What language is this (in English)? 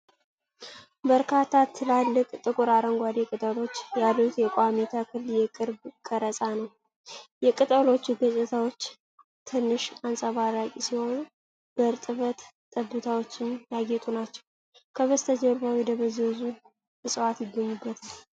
Amharic